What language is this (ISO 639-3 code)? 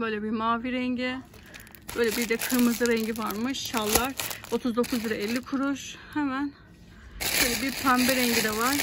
tur